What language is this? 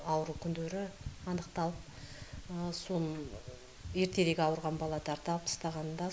Kazakh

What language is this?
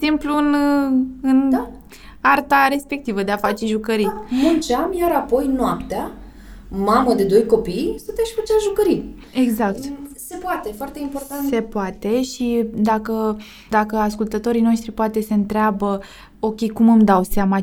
Romanian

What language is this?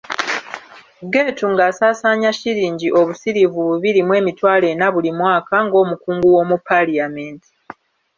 Ganda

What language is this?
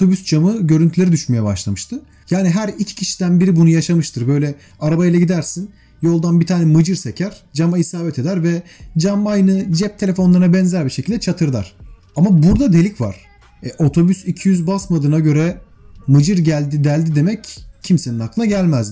Turkish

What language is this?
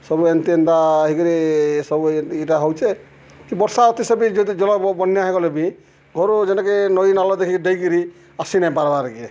Odia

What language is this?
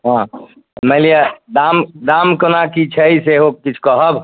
Maithili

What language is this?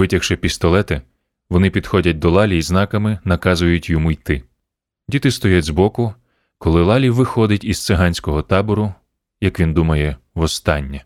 Ukrainian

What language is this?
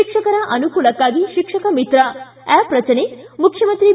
Kannada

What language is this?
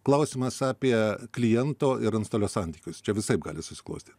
Lithuanian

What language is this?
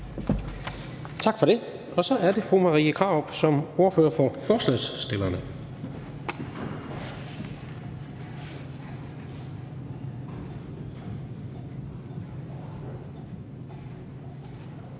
Danish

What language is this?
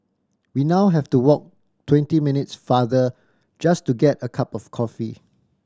English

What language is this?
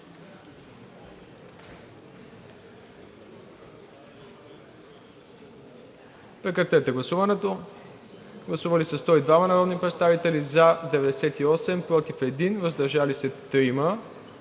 Bulgarian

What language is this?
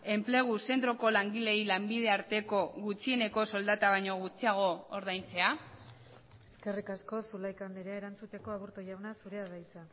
Basque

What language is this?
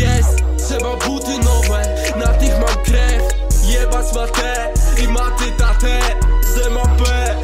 Polish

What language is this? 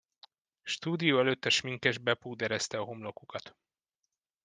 Hungarian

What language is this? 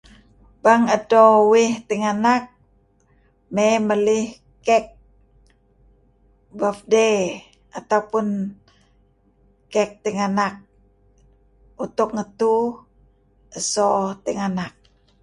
Kelabit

